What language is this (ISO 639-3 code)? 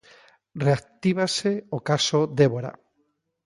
glg